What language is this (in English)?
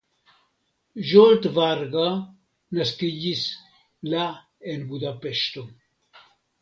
Esperanto